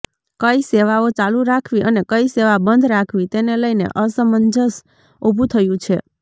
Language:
Gujarati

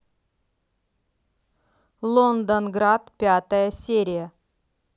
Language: Russian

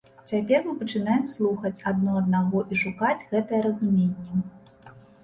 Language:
Belarusian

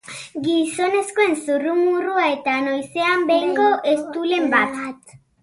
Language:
Basque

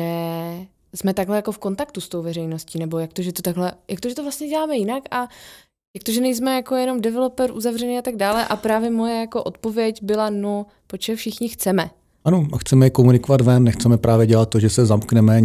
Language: Czech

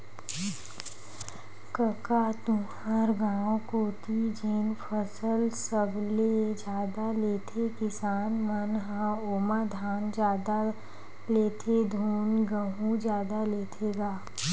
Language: Chhattisgarhi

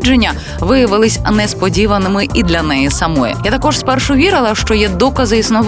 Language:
Ukrainian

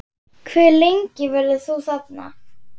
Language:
Icelandic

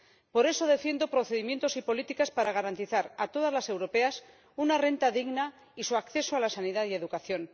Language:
Spanish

